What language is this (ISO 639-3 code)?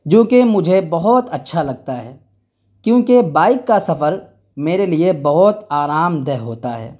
urd